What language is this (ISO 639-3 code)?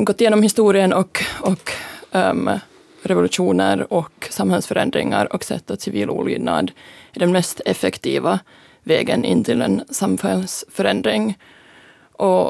swe